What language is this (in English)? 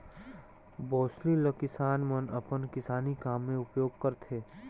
Chhattisgarhi